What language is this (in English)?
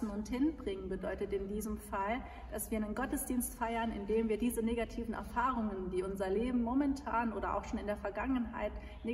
German